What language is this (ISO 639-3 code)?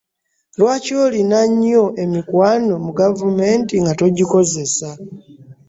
lug